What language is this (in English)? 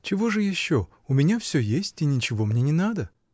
Russian